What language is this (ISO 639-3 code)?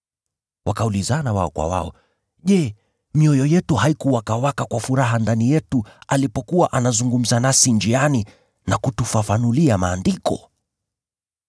swa